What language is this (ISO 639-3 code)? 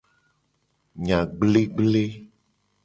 gej